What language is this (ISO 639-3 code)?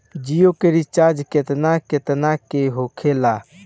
bho